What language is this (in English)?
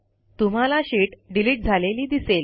Marathi